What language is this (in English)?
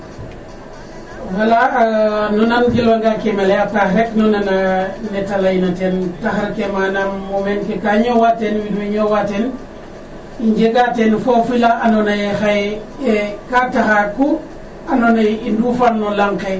Serer